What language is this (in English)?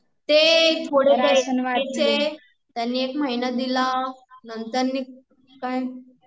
Marathi